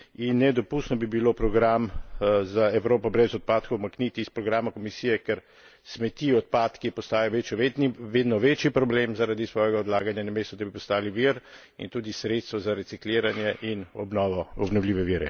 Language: Slovenian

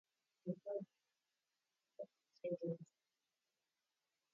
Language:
Swahili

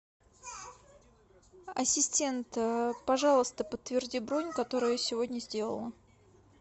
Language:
Russian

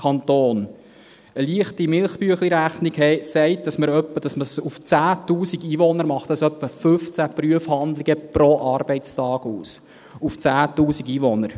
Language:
Swiss German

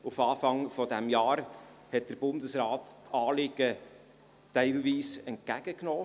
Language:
Swiss German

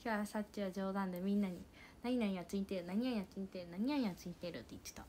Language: Japanese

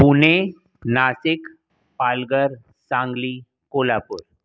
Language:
Sindhi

